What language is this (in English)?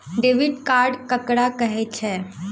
Maithili